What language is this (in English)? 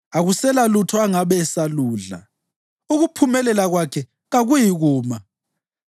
North Ndebele